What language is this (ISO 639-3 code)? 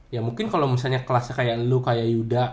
ind